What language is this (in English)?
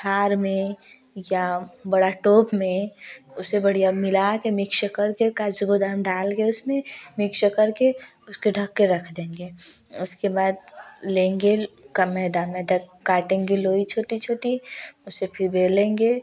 Hindi